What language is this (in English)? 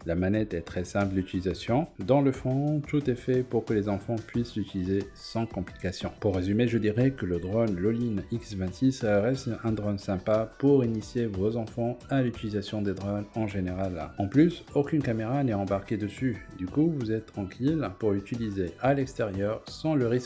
French